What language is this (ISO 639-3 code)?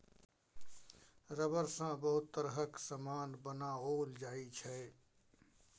mai